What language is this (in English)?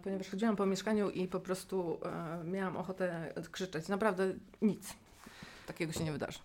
Polish